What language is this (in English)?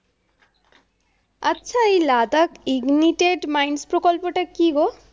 Bangla